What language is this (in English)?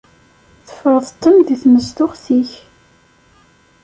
Kabyle